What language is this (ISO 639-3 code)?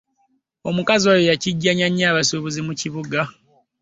lug